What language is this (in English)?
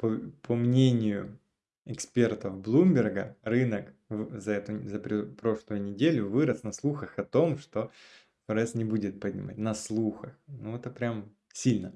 Russian